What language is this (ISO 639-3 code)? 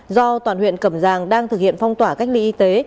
vie